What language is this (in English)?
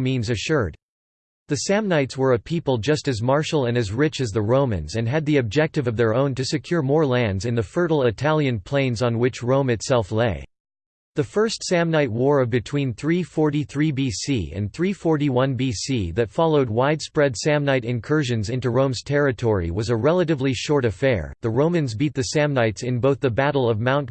English